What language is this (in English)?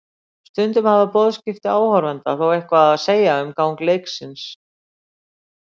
Icelandic